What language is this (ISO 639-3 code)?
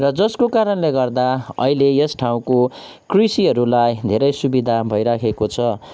nep